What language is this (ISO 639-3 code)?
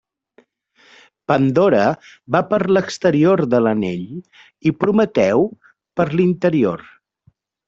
cat